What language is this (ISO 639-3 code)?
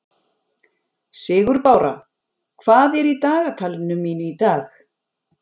isl